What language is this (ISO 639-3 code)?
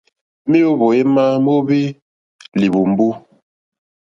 bri